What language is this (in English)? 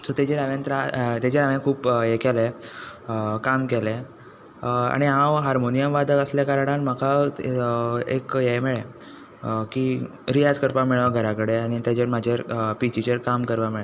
Konkani